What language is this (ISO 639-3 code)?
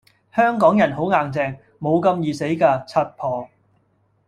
yue